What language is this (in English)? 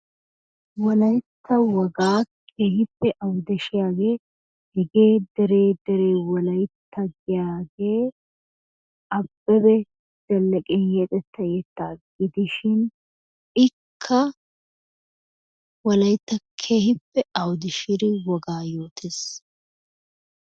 Wolaytta